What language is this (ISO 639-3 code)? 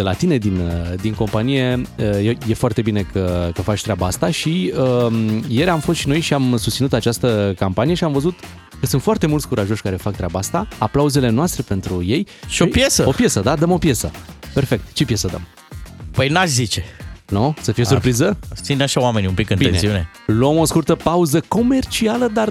ron